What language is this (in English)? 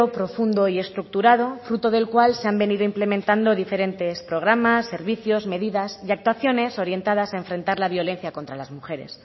Spanish